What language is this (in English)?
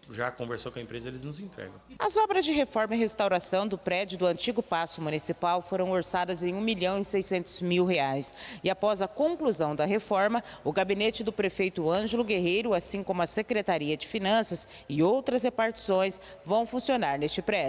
Portuguese